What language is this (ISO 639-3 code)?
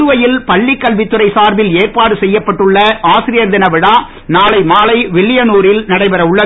tam